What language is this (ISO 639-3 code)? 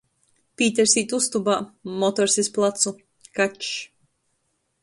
ltg